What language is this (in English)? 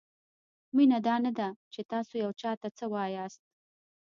Pashto